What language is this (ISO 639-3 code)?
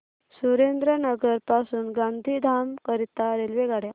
mar